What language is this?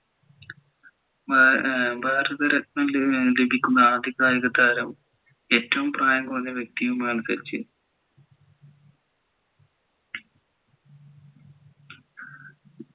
Malayalam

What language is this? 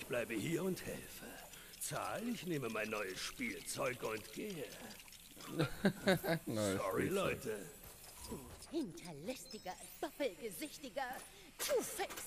German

